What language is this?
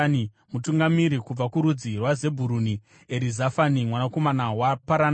Shona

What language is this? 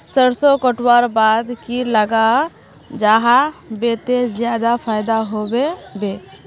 Magahi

